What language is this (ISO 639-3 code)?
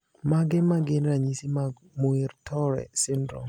luo